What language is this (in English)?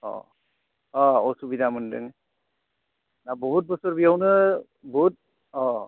Bodo